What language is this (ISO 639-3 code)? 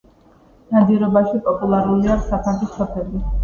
kat